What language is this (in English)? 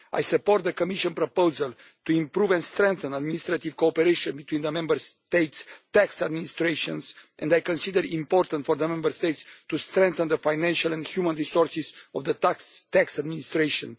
English